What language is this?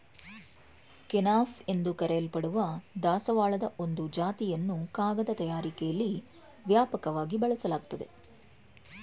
Kannada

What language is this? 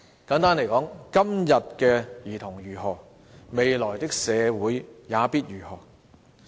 Cantonese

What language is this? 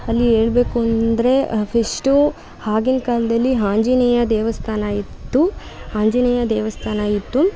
Kannada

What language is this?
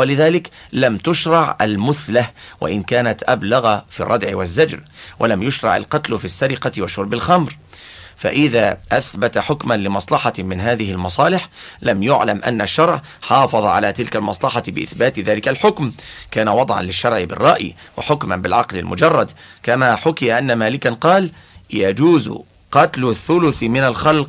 Arabic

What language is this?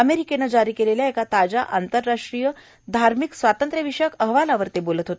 Marathi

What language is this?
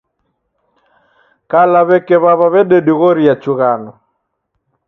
Taita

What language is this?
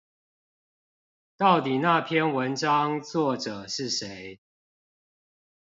Chinese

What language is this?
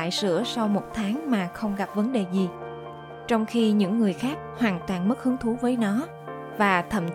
Vietnamese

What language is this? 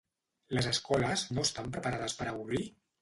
Catalan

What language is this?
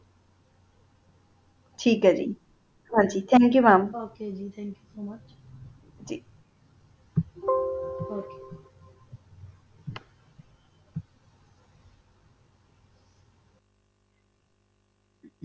Punjabi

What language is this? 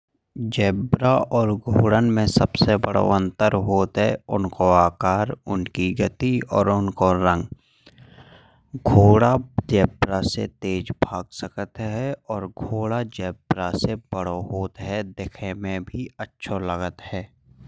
Bundeli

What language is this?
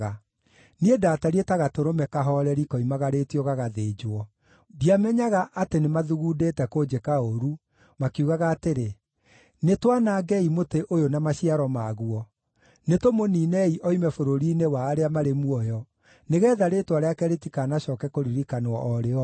Kikuyu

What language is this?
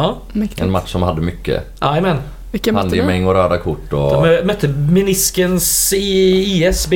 Swedish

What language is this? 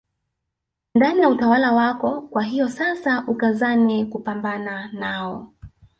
Swahili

